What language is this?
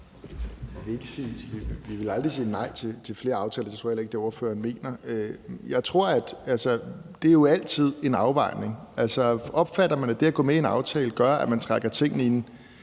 Danish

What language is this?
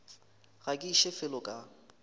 Northern Sotho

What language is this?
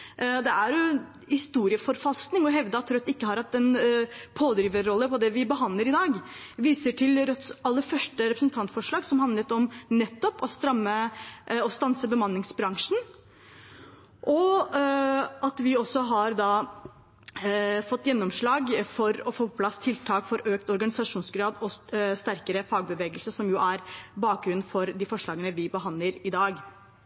Norwegian Bokmål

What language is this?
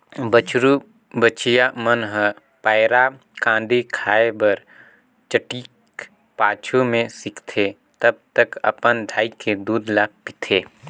Chhattisgarhi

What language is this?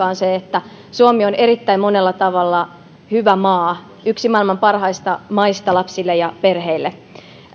Finnish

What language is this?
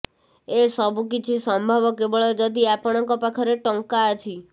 Odia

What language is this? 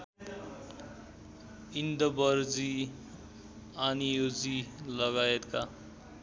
Nepali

